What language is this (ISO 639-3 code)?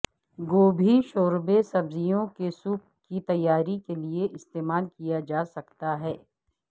urd